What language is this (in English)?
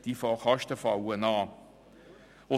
Swiss German